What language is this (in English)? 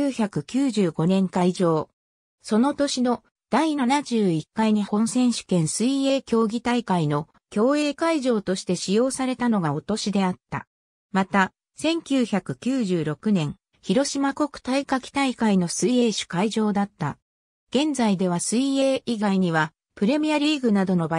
Japanese